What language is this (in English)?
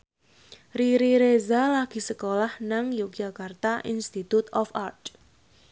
Javanese